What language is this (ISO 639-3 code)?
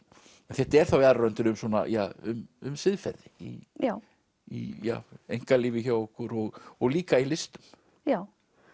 isl